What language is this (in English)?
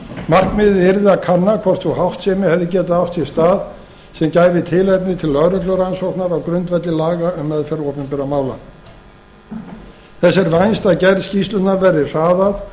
Icelandic